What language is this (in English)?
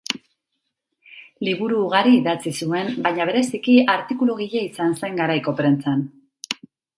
Basque